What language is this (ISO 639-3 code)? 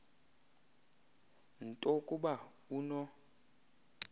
xho